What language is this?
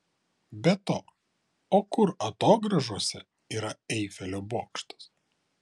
Lithuanian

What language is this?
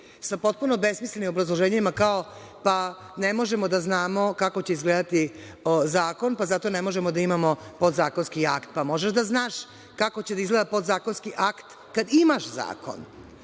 Serbian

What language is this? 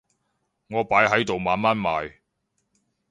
Cantonese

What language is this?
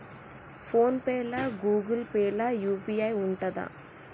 Telugu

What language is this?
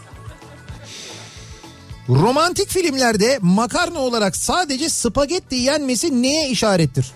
Turkish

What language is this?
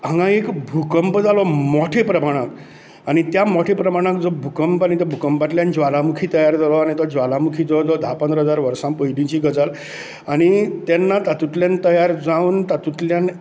Konkani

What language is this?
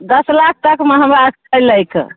Maithili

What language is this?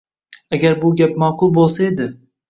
Uzbek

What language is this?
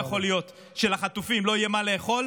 Hebrew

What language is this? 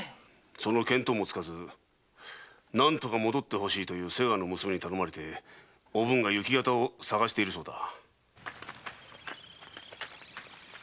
Japanese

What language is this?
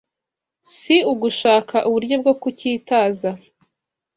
Kinyarwanda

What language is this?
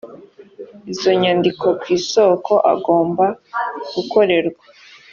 Kinyarwanda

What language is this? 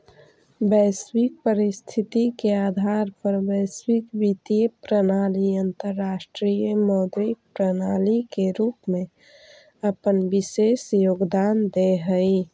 Magahi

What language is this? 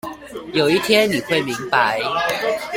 Chinese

